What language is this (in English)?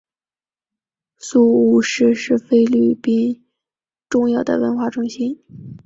Chinese